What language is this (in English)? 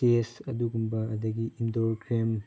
Manipuri